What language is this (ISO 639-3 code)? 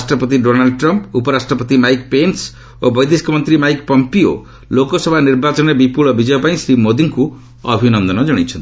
ori